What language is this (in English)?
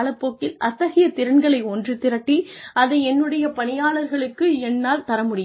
Tamil